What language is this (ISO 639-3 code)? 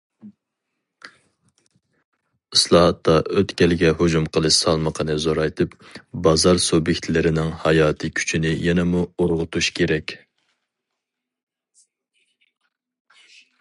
uig